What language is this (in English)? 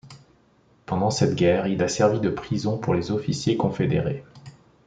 French